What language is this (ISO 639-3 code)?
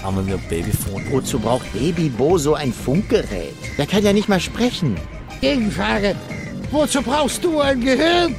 deu